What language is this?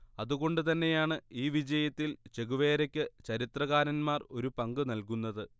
Malayalam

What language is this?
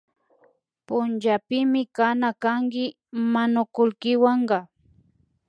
Imbabura Highland Quichua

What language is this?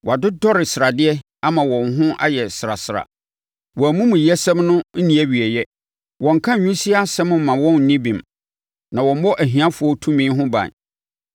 Akan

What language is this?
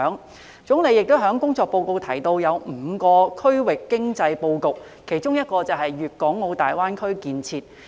Cantonese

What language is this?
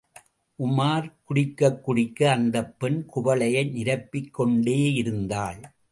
Tamil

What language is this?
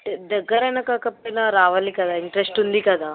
Telugu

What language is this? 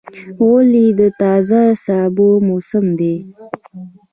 Pashto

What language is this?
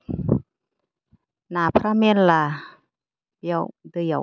Bodo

